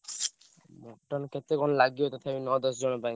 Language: Odia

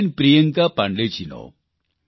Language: Gujarati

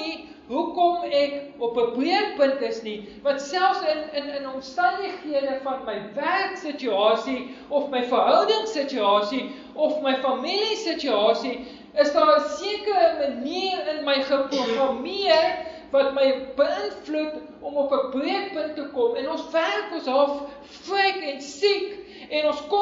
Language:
Portuguese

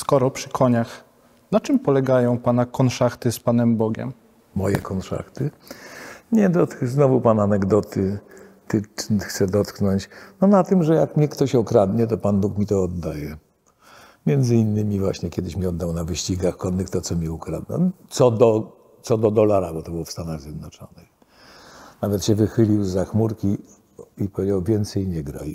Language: Polish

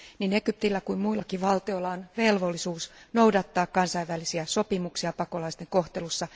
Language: Finnish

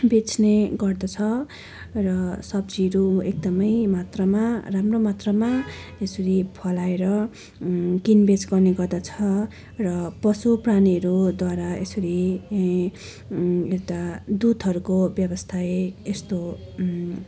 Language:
Nepali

